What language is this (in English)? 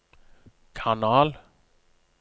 Norwegian